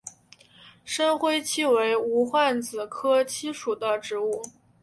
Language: Chinese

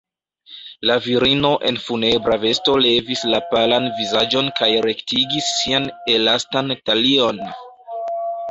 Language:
Esperanto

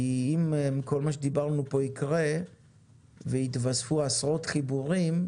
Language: Hebrew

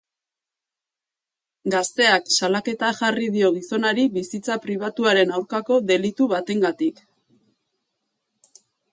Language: Basque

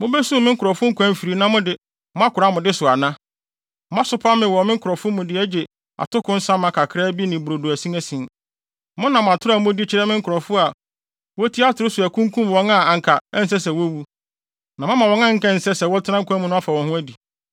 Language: Akan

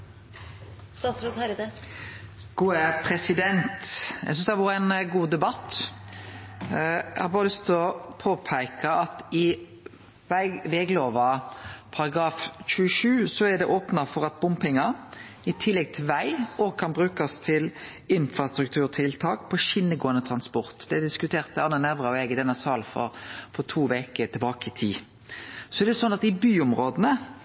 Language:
Norwegian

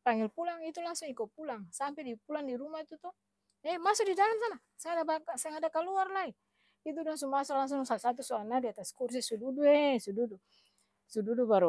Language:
Ambonese Malay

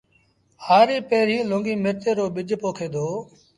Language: Sindhi Bhil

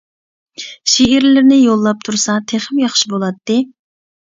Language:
Uyghur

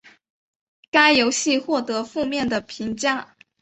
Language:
Chinese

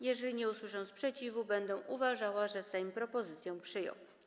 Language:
Polish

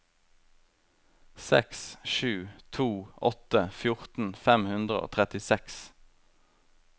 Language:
Norwegian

